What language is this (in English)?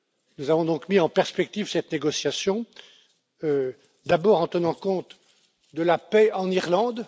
French